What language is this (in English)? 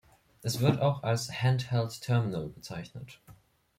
German